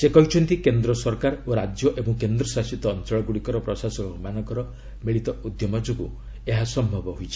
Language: Odia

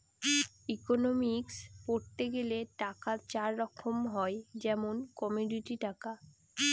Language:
Bangla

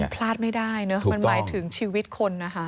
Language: Thai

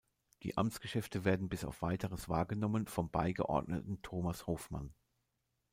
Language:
German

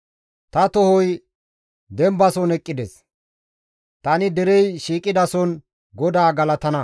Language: Gamo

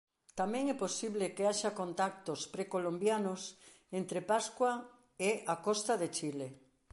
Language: Galician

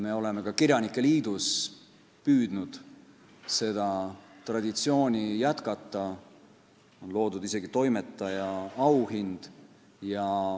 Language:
Estonian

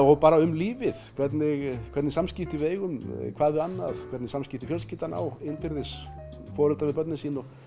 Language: Icelandic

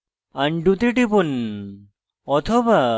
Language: Bangla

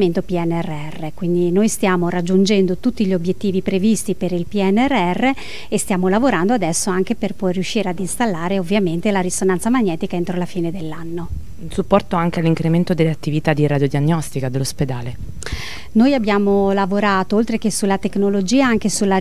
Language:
Italian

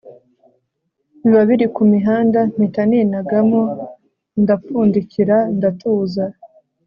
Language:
Kinyarwanda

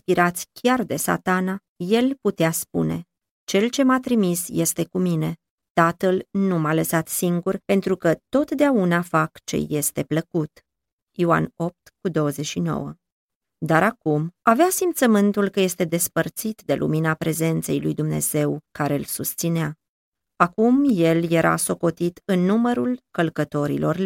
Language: Romanian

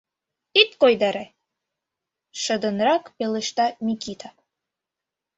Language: Mari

